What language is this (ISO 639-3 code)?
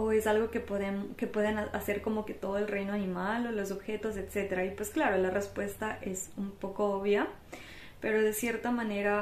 spa